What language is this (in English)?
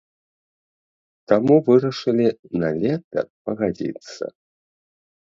Belarusian